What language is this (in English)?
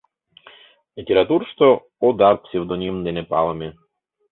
Mari